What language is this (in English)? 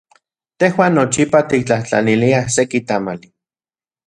Central Puebla Nahuatl